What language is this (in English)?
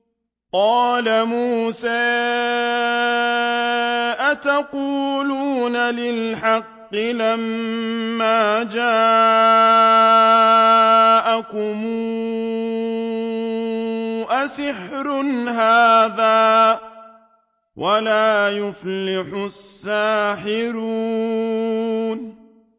Arabic